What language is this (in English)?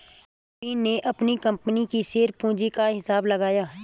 Hindi